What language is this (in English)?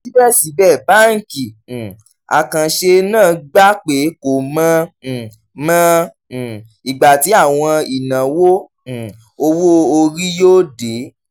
Yoruba